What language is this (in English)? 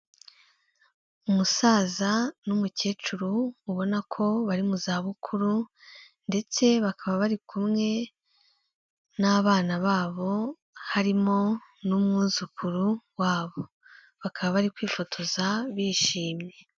Kinyarwanda